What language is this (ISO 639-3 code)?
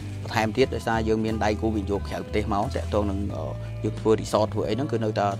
vie